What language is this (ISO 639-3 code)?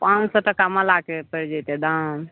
mai